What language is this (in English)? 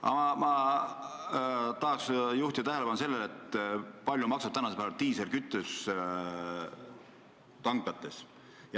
Estonian